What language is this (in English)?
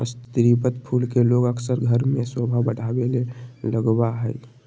Magahi